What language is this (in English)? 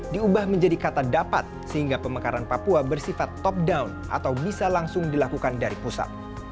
Indonesian